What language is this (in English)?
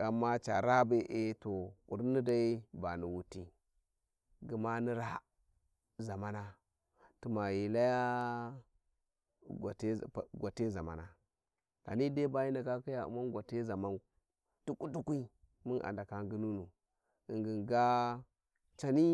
Warji